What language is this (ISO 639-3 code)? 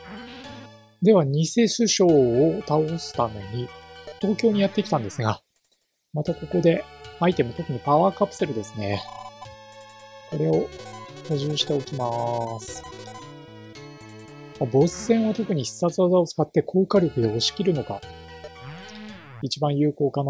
jpn